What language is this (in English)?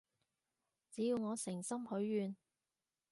Cantonese